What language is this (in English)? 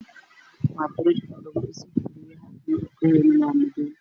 Somali